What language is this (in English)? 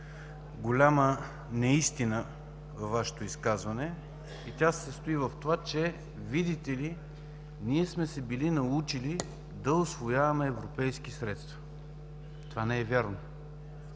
Bulgarian